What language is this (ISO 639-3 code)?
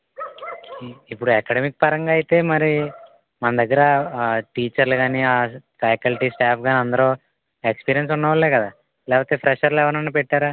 tel